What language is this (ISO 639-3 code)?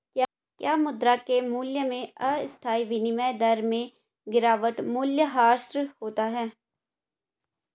hin